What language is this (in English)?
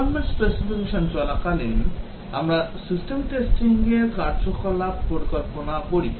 Bangla